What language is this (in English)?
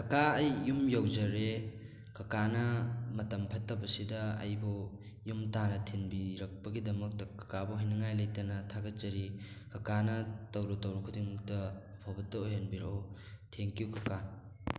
Manipuri